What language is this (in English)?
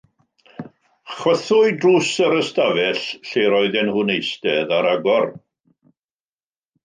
Welsh